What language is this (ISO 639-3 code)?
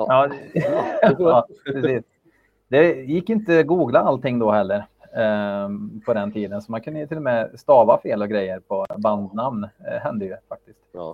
swe